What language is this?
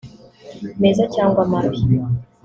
Kinyarwanda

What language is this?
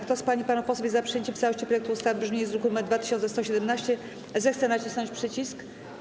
Polish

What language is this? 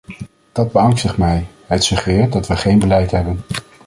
Dutch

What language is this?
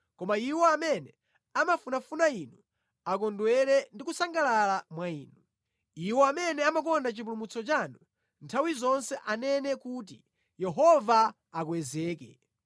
Nyanja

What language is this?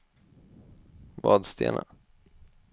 Swedish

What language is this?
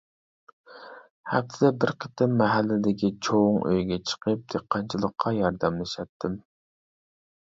Uyghur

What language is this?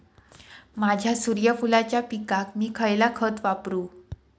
Marathi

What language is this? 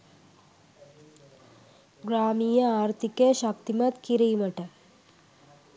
Sinhala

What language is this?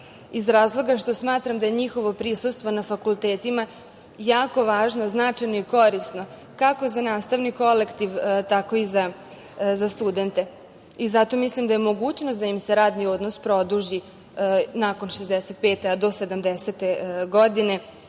Serbian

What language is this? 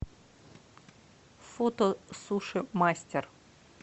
Russian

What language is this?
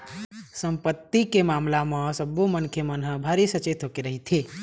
Chhattisgarhi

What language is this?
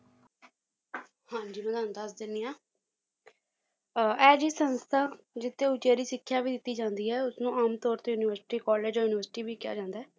Punjabi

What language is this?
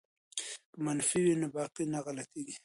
Pashto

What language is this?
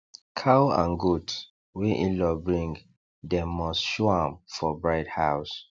Nigerian Pidgin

